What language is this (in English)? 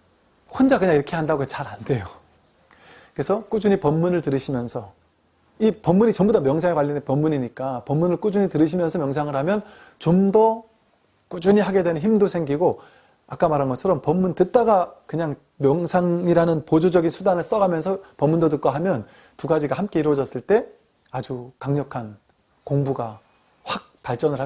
Korean